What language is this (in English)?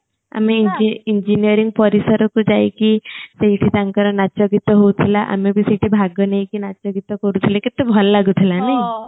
Odia